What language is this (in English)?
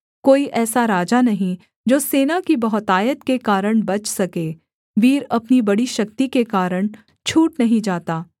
Hindi